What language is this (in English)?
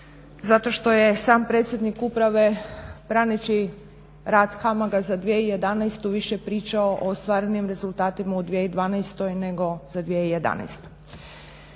Croatian